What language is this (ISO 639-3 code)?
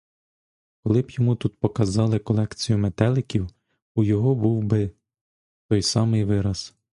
ukr